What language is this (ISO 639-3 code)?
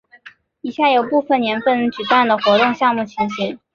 zho